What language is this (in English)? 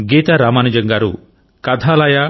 Telugu